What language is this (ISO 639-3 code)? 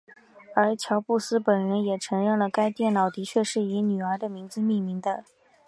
zho